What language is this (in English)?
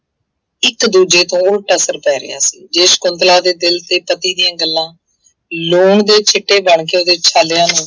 Punjabi